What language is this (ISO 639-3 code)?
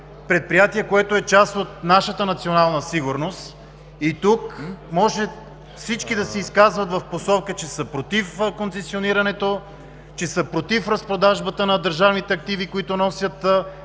bul